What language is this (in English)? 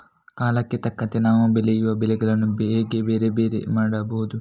Kannada